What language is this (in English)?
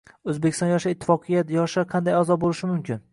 Uzbek